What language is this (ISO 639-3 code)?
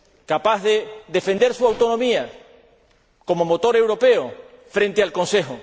spa